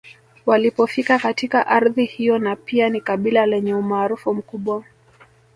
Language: Swahili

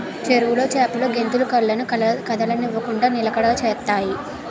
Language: Telugu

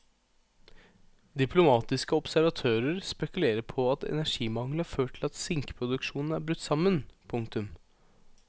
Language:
Norwegian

